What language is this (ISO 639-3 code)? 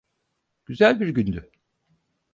tur